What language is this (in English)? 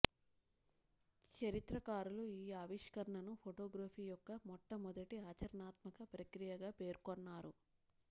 Telugu